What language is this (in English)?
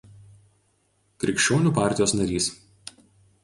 Lithuanian